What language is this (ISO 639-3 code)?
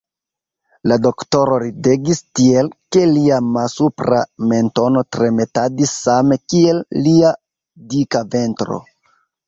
epo